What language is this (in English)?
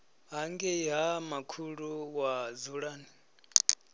Venda